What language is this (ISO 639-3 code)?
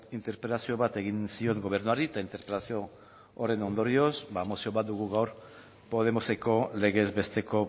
eus